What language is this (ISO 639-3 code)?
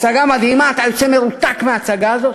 heb